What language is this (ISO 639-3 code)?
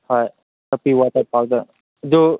mni